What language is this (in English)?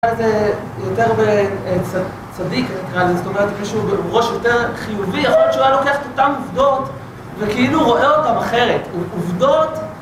Hebrew